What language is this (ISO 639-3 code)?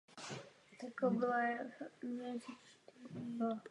ces